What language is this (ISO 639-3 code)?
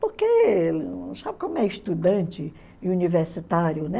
por